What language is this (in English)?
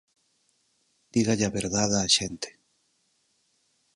Galician